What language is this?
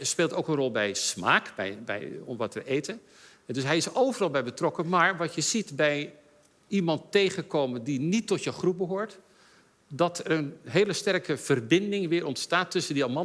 Dutch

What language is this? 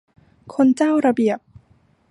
Thai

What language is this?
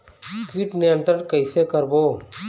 Chhattisgarhi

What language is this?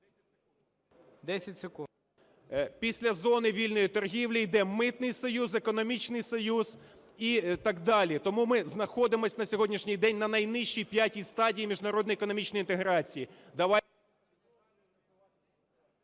Ukrainian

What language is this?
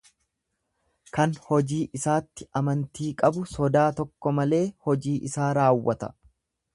Oromo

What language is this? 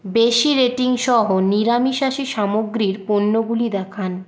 Bangla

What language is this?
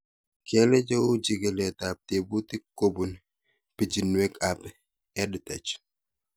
Kalenjin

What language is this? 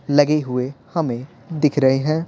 Hindi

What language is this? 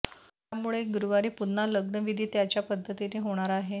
Marathi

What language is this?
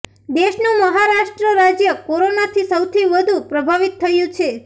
Gujarati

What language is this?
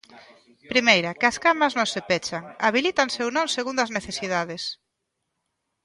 Galician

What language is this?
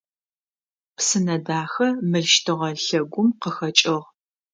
Adyghe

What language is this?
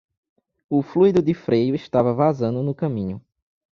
Portuguese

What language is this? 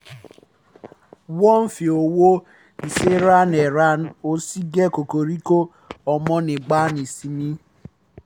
Yoruba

